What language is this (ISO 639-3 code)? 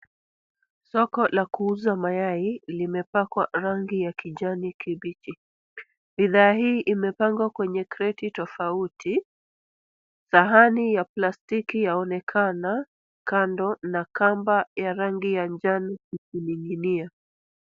swa